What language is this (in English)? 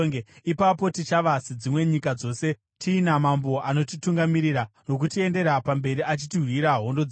Shona